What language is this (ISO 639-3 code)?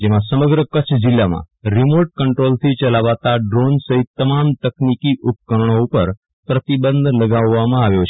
guj